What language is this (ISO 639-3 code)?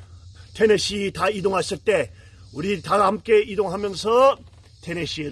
kor